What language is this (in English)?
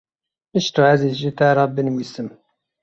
Kurdish